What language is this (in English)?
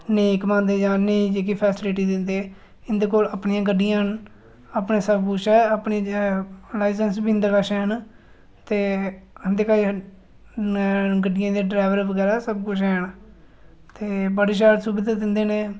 Dogri